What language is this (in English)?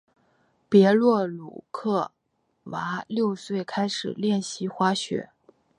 Chinese